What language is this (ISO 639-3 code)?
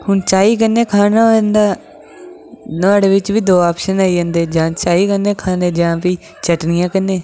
doi